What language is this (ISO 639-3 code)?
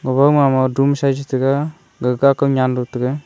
nnp